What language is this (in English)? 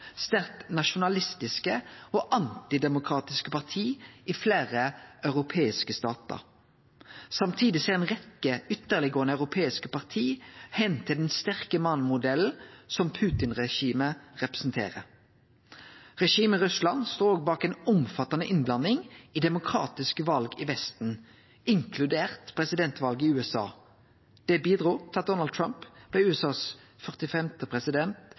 Norwegian Nynorsk